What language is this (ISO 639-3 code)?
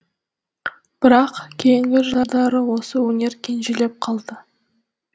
kaz